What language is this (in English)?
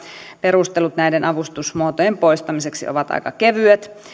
Finnish